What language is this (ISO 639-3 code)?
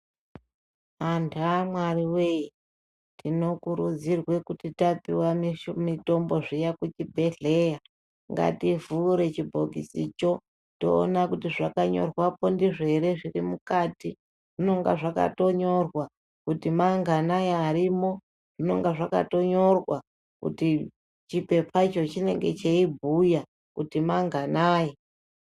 ndc